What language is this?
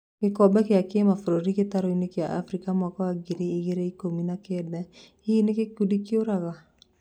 Kikuyu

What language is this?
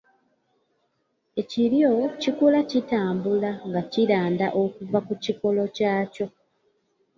Ganda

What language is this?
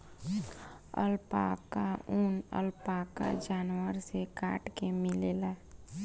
Bhojpuri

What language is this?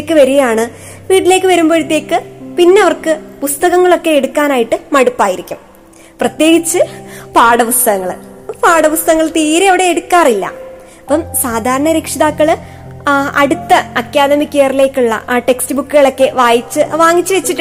Malayalam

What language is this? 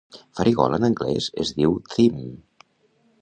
Catalan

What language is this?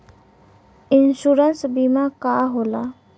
Bhojpuri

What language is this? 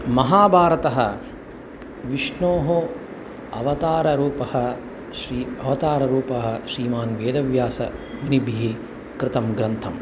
Sanskrit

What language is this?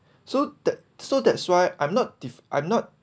English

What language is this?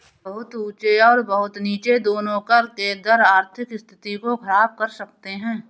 Hindi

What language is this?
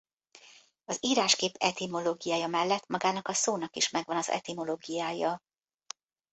Hungarian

